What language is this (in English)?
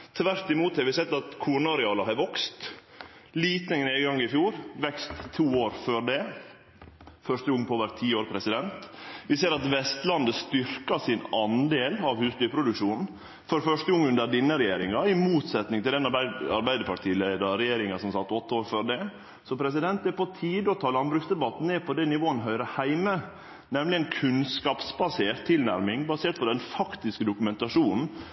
Norwegian Nynorsk